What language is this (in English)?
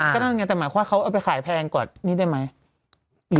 Thai